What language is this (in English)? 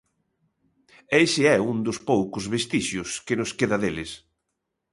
Galician